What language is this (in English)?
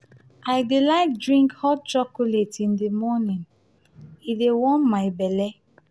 Nigerian Pidgin